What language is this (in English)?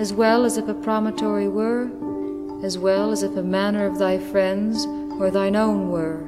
Italian